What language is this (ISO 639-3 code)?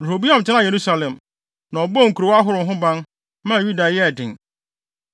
aka